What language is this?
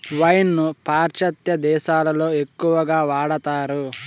Telugu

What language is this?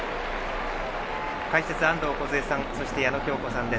Japanese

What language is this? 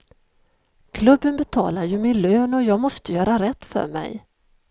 Swedish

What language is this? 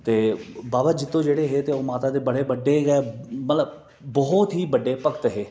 Dogri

